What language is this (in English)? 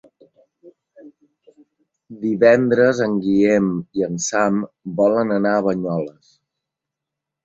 Catalan